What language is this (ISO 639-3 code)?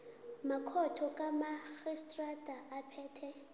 nbl